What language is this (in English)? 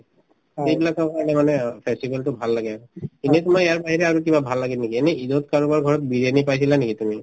Assamese